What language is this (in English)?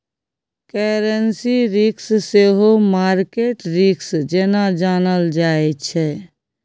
Maithili